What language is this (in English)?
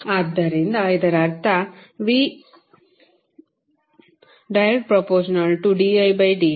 Kannada